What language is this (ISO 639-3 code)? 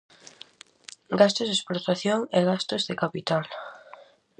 glg